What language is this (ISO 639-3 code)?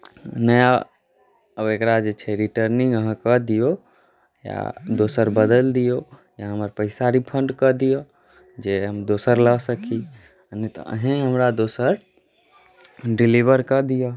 mai